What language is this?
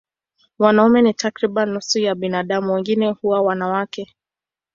Swahili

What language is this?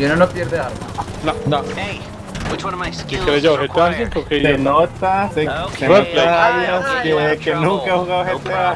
Spanish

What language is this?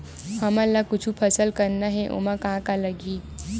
Chhattisgarhi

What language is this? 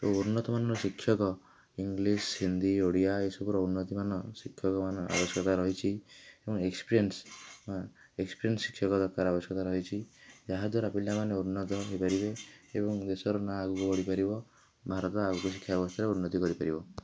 Odia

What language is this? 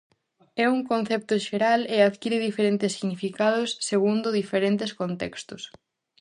Galician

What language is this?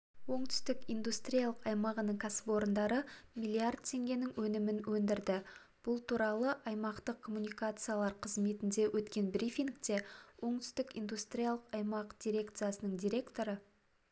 Kazakh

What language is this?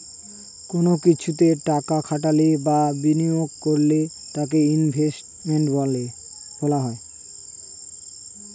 Bangla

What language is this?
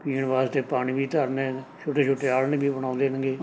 Punjabi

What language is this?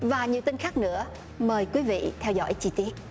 Vietnamese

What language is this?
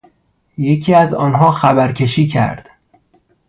Persian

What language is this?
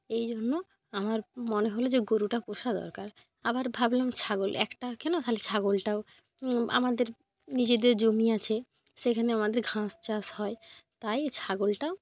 Bangla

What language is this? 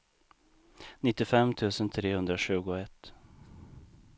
Swedish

